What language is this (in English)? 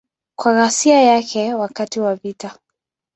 Swahili